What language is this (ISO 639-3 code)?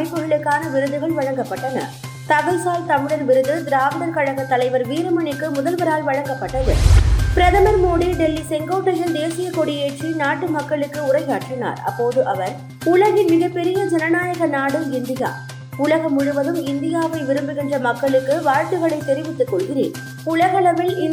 tam